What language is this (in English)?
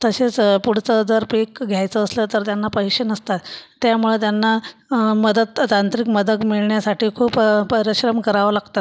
Marathi